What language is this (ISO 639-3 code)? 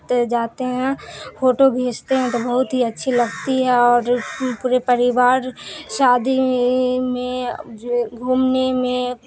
urd